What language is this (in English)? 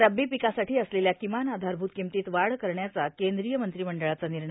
Marathi